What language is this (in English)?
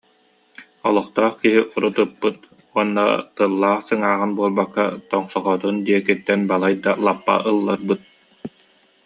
Yakut